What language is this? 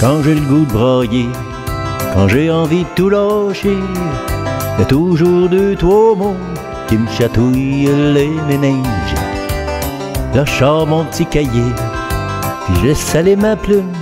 French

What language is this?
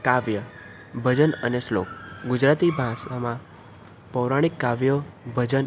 Gujarati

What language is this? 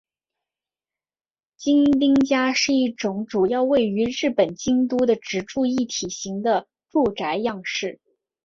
Chinese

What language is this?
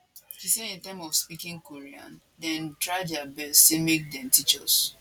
Nigerian Pidgin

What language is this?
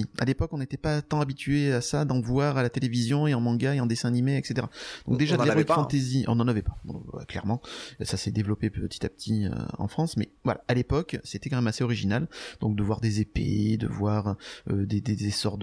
French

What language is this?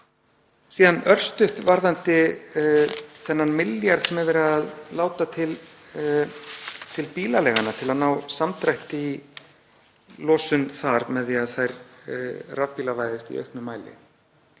Icelandic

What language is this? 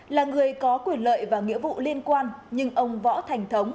Vietnamese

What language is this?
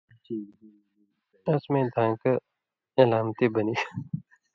Indus Kohistani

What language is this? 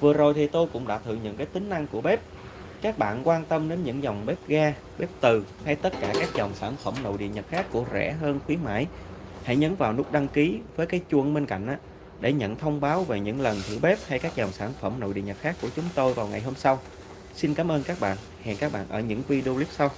Vietnamese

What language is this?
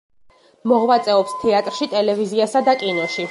Georgian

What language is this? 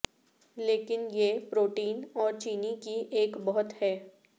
Urdu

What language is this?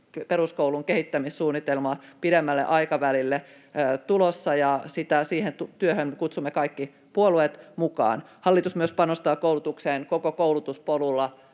Finnish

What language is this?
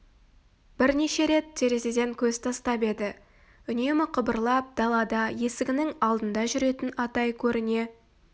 Kazakh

